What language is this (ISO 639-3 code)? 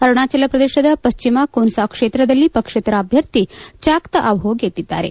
kan